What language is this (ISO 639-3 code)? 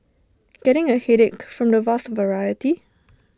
eng